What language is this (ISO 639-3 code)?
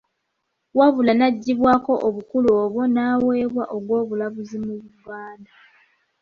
lug